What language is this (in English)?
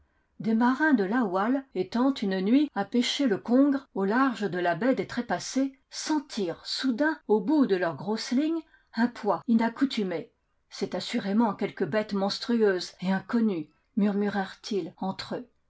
French